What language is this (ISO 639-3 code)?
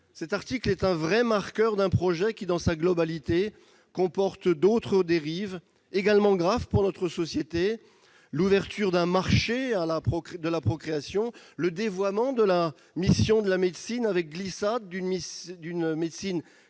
fra